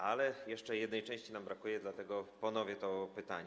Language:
Polish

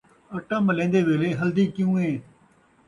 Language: Saraiki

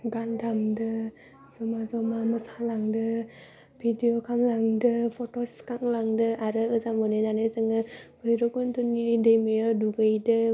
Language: Bodo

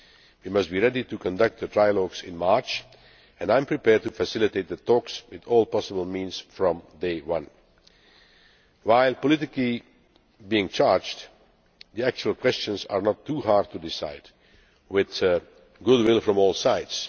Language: English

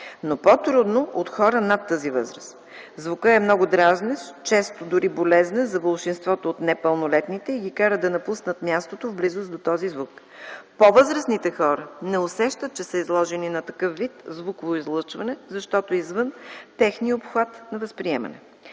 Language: Bulgarian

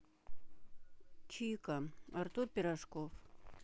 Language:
Russian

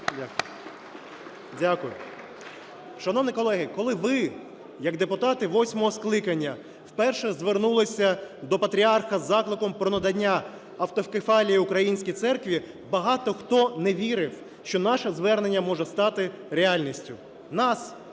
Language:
Ukrainian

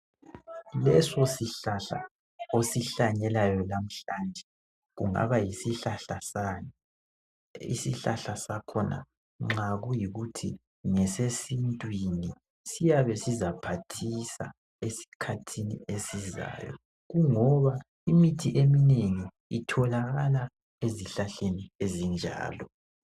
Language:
North Ndebele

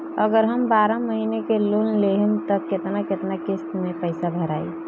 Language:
Bhojpuri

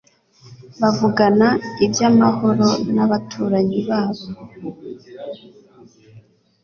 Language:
Kinyarwanda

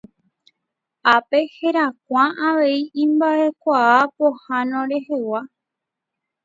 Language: Guarani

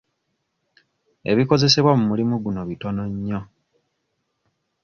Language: Ganda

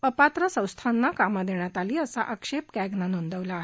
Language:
Marathi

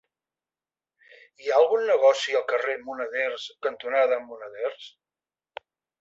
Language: Catalan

